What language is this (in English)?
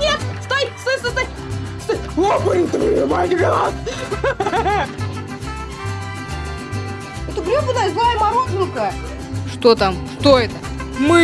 Russian